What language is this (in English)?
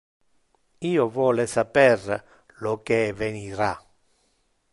Interlingua